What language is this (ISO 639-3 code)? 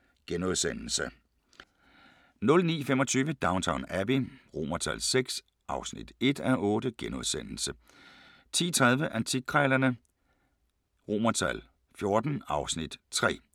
dan